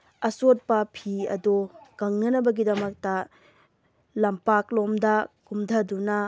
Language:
Manipuri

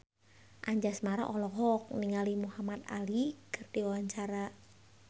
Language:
Sundanese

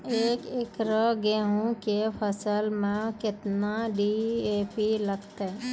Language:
Maithili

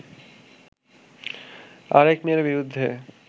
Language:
Bangla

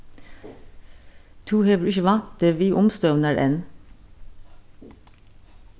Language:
Faroese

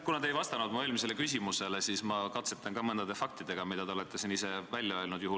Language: Estonian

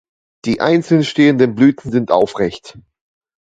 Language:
German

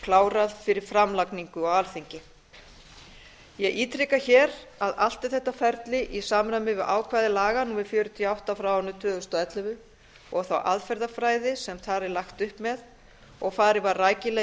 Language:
Icelandic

